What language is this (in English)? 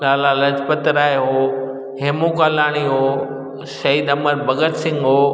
Sindhi